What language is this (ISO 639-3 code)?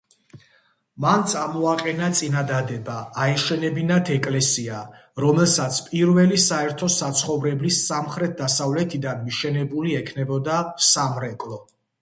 kat